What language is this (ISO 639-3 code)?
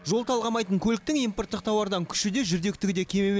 kaz